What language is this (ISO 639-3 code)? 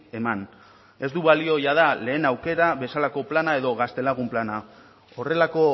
eus